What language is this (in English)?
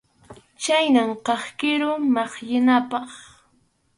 Arequipa-La Unión Quechua